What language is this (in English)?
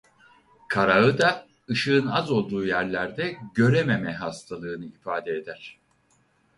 Turkish